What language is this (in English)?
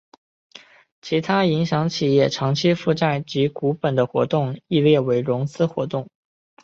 Chinese